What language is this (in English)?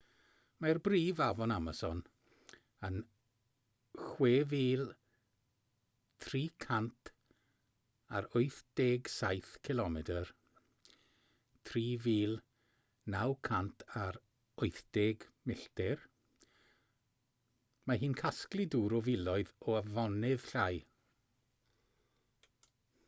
Welsh